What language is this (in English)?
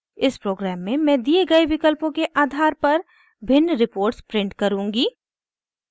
Hindi